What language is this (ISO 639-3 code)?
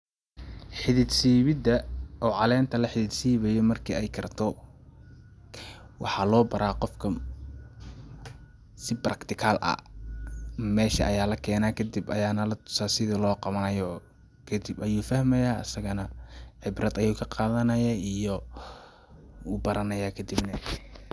som